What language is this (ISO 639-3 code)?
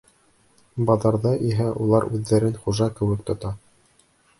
bak